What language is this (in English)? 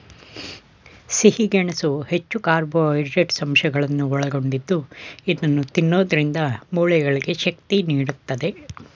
Kannada